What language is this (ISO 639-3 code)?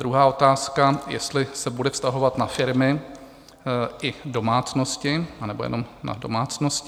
ces